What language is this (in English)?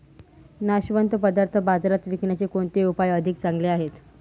Marathi